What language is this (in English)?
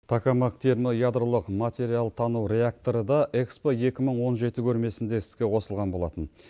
Kazakh